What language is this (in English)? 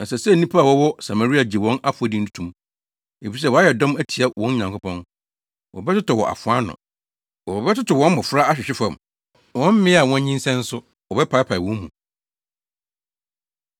Akan